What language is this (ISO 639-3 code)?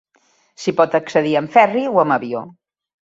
cat